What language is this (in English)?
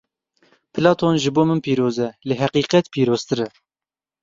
Kurdish